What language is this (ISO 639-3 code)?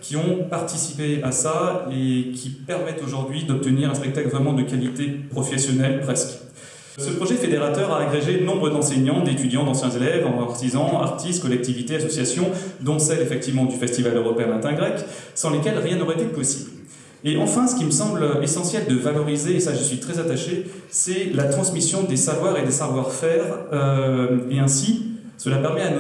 fra